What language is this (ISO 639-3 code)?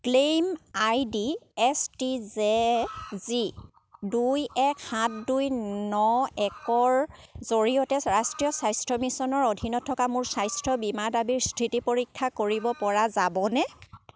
asm